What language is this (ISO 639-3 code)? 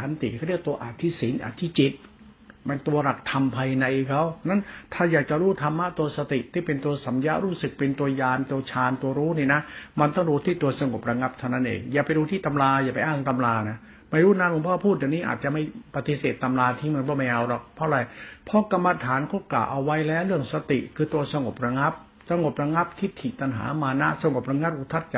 tha